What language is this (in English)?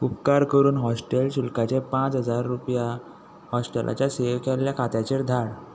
Konkani